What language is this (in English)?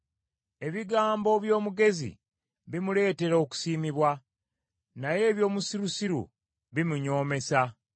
Ganda